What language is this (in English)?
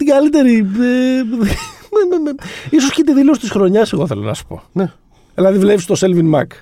Greek